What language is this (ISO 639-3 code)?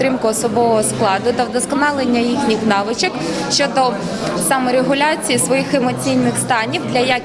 ukr